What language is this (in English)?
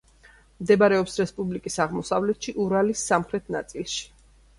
Georgian